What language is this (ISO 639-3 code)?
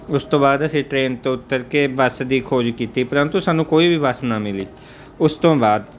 pan